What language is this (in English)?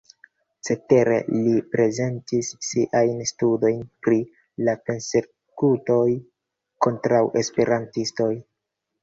Esperanto